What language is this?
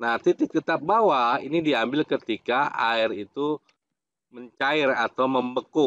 Indonesian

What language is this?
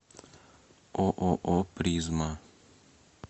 Russian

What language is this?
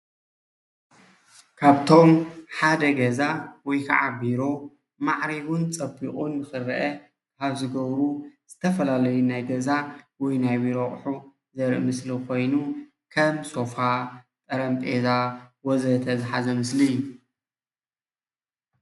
Tigrinya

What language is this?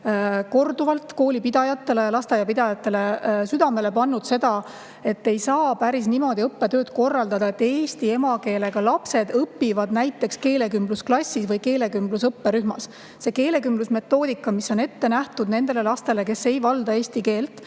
Estonian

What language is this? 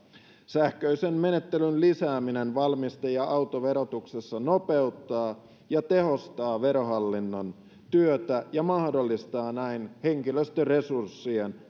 Finnish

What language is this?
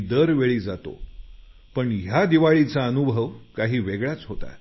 Marathi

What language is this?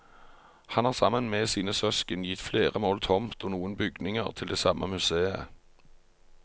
Norwegian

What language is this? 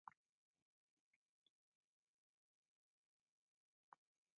Taita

